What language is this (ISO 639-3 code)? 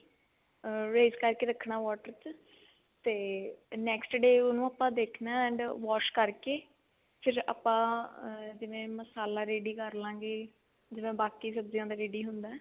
pan